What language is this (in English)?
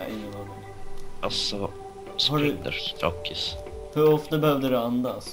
Swedish